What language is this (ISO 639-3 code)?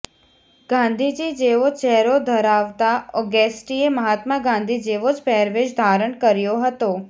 guj